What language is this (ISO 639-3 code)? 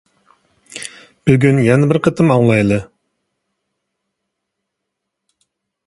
uig